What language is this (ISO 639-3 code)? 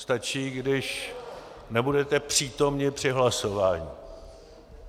ces